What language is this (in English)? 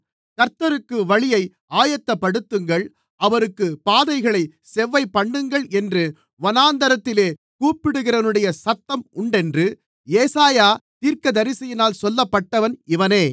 Tamil